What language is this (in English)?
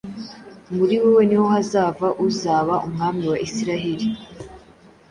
Kinyarwanda